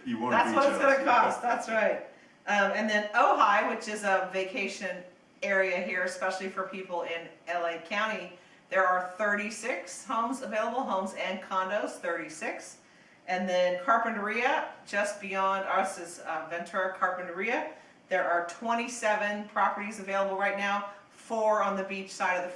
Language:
English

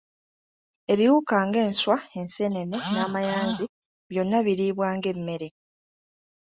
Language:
Ganda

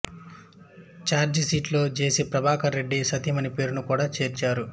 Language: Telugu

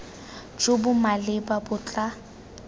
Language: Tswana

